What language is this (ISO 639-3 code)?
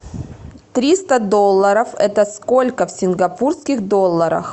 rus